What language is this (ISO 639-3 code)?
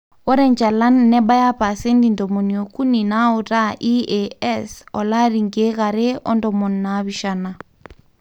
mas